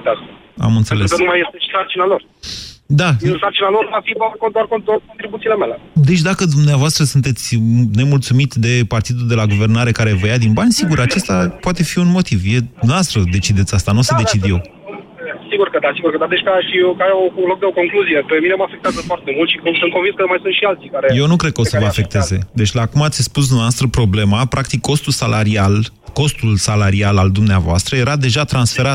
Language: Romanian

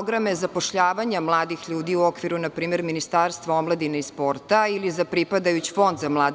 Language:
Serbian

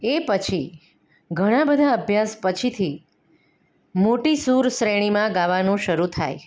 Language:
Gujarati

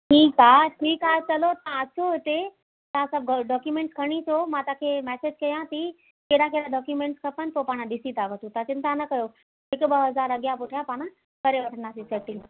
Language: Sindhi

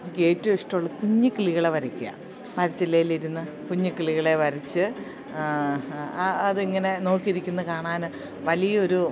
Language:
Malayalam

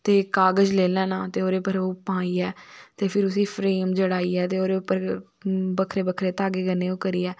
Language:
Dogri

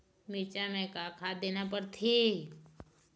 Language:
Chhattisgarhi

